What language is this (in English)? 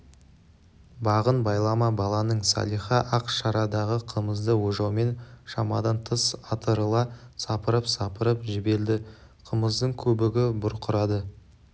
Kazakh